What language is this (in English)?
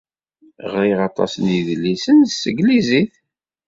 Kabyle